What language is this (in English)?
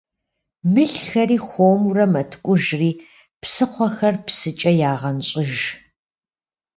Kabardian